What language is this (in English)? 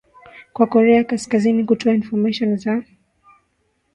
Swahili